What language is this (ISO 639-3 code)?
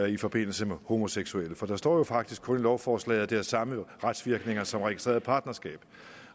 dan